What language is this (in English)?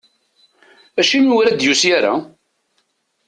Kabyle